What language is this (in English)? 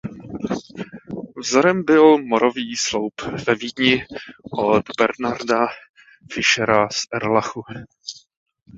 Czech